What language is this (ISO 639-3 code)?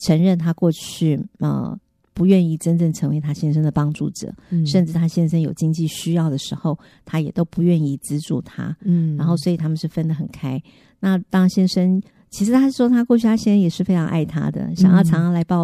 zho